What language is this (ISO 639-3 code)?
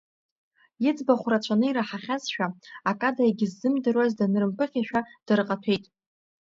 abk